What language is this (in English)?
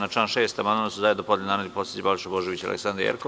Serbian